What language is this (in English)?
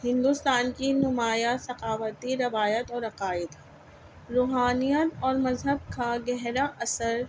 Urdu